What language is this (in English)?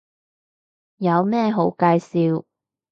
Cantonese